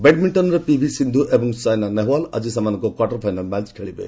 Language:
Odia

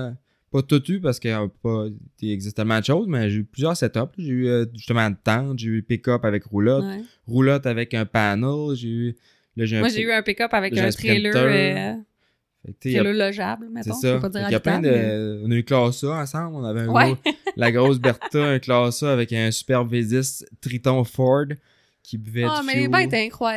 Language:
French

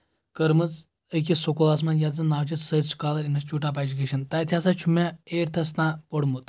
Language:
Kashmiri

